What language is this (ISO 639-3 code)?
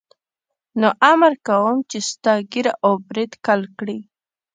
pus